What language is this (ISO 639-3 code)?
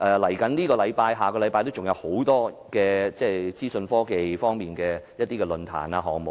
yue